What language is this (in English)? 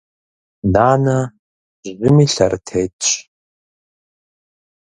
Kabardian